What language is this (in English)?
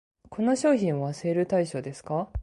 Japanese